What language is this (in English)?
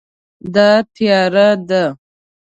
Pashto